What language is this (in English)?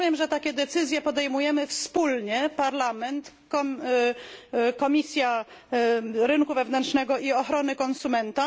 Polish